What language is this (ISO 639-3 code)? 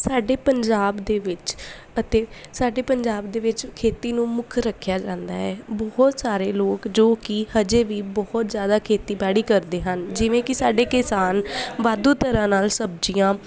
pan